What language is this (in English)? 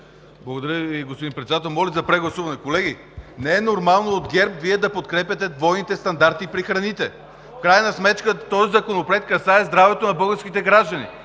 Bulgarian